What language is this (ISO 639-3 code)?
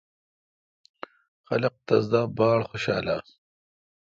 xka